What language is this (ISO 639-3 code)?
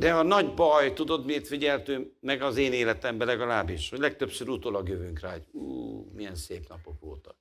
hun